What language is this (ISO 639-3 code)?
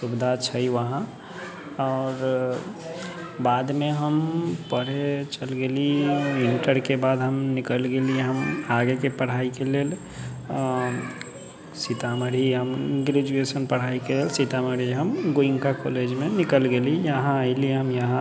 mai